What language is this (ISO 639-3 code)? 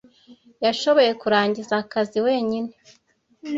kin